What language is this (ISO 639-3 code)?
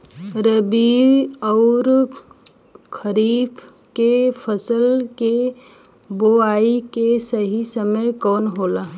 bho